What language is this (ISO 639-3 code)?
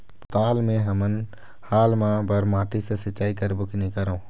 hne